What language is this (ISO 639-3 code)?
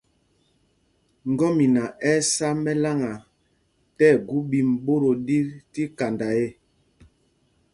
mgg